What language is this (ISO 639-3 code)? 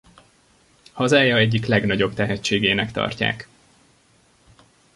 hun